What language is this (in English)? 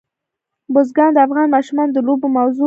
Pashto